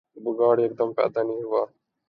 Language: Urdu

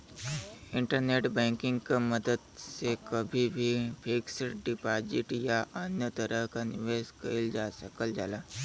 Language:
Bhojpuri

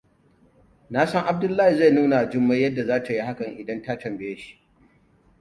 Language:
Hausa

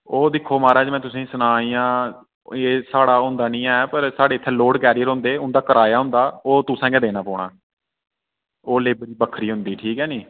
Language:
Dogri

